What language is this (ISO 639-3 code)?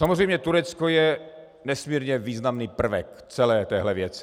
ces